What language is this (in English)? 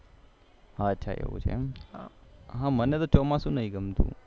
Gujarati